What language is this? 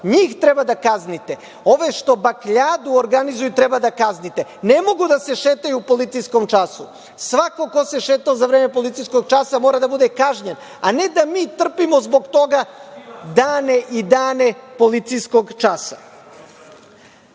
Serbian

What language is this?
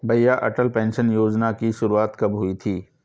Hindi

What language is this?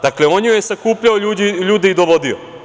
Serbian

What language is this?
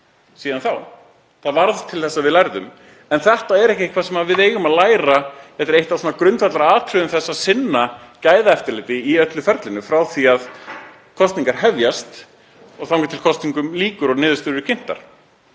Icelandic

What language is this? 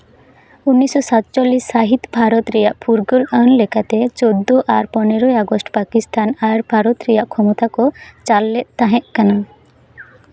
Santali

